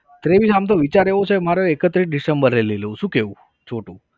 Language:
Gujarati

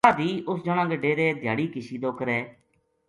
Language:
Gujari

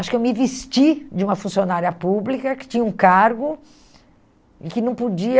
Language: Portuguese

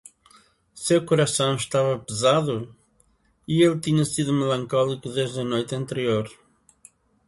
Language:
Portuguese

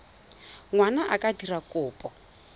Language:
Tswana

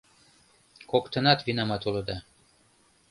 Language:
Mari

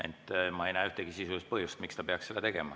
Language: Estonian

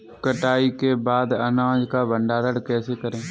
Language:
Hindi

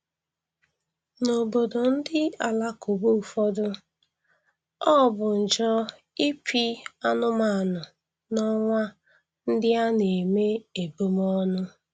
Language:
Igbo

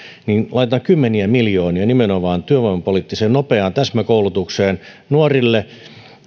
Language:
Finnish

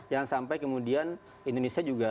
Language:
Indonesian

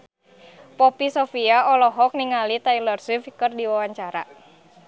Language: Sundanese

